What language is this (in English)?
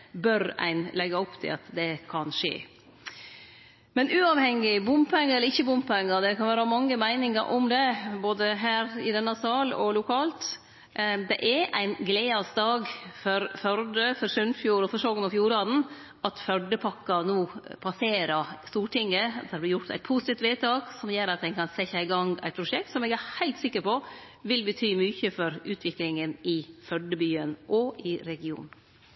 Norwegian Nynorsk